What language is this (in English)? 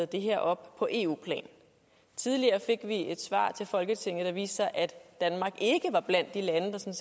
Danish